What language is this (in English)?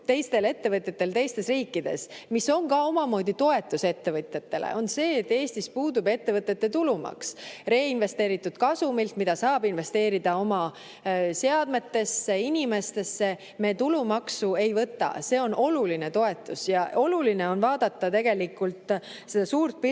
Estonian